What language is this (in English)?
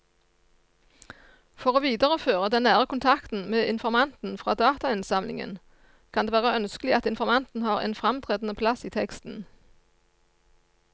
Norwegian